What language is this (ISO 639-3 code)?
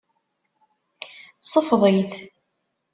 kab